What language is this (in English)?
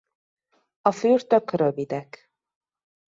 Hungarian